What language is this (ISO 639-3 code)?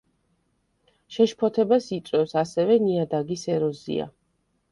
kat